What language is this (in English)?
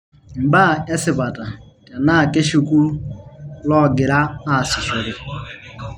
Masai